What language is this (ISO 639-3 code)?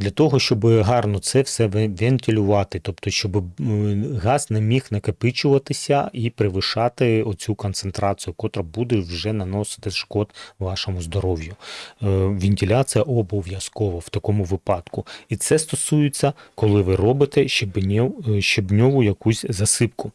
ukr